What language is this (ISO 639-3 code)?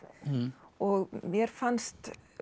isl